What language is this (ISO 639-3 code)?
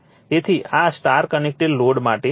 guj